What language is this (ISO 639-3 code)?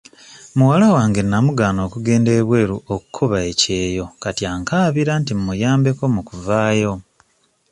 lug